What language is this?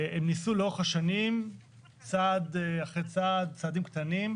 Hebrew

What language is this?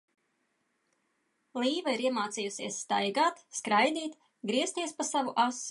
Latvian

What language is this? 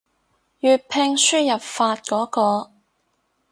Cantonese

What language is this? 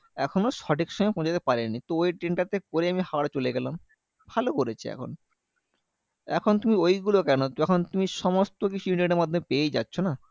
Bangla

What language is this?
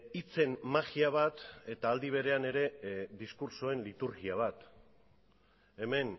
Basque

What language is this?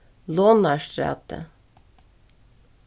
Faroese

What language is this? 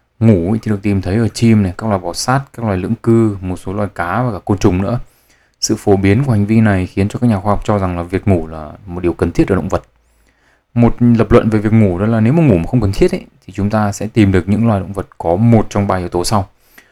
Vietnamese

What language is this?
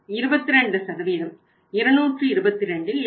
Tamil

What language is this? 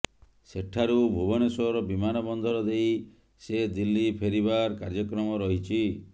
Odia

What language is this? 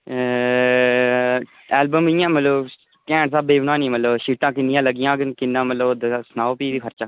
Dogri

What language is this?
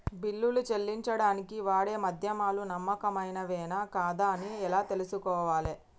Telugu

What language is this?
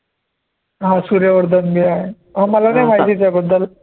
Marathi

